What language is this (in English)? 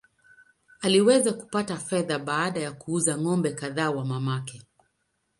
Swahili